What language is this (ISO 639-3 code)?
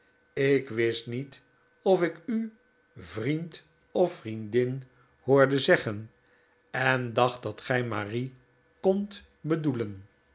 nld